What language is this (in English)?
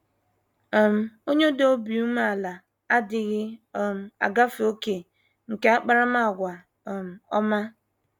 Igbo